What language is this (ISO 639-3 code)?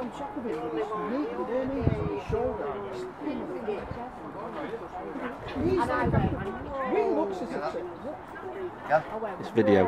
eng